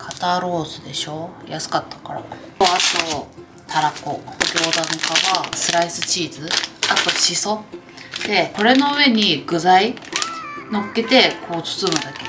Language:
Japanese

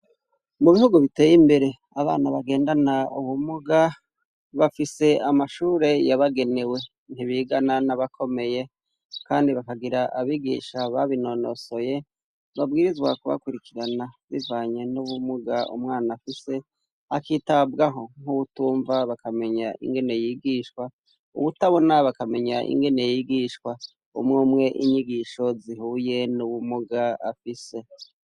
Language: Rundi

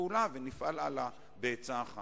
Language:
Hebrew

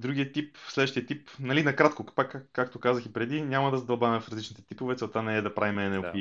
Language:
Bulgarian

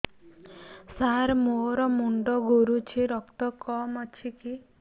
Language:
Odia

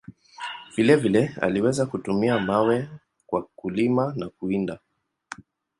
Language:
Swahili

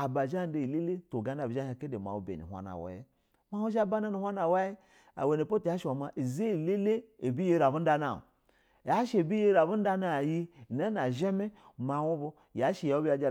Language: Basa (Nigeria)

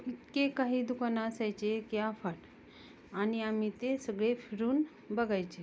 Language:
Marathi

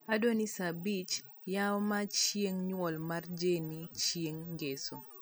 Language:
Luo (Kenya and Tanzania)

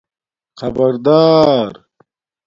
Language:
Domaaki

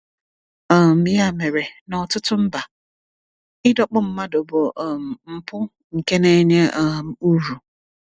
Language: Igbo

